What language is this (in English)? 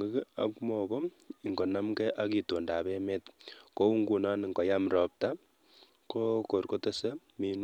Kalenjin